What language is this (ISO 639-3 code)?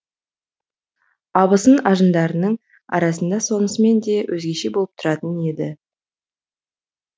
kaz